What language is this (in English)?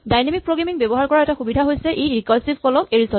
Assamese